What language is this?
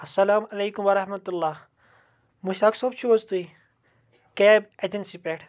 Kashmiri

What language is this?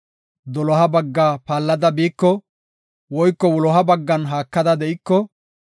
Gofa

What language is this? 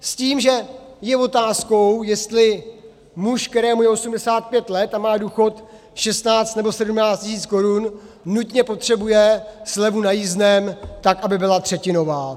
Czech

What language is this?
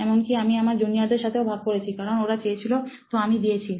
Bangla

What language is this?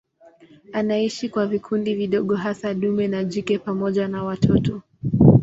Swahili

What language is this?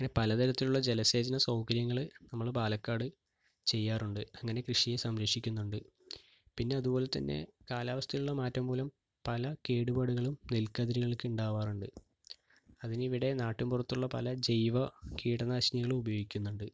Malayalam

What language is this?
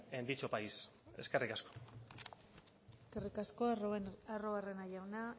Basque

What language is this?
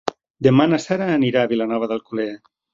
Catalan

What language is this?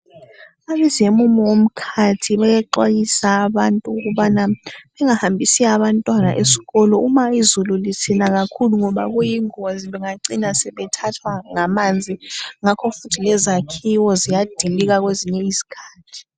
North Ndebele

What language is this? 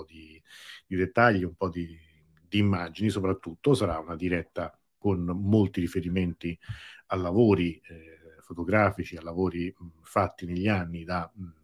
Italian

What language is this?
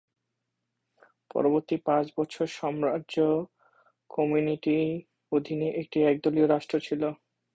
Bangla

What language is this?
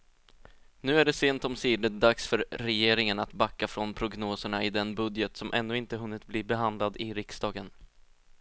Swedish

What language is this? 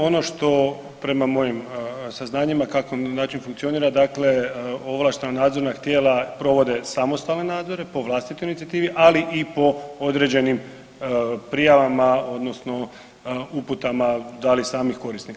Croatian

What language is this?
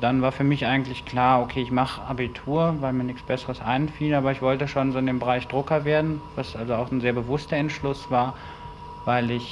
German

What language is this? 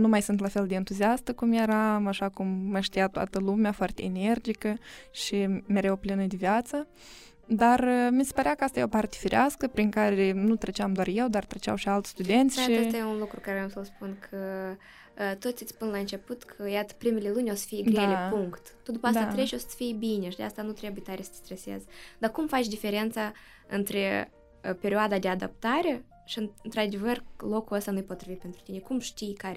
Romanian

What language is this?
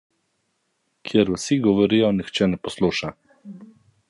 Slovenian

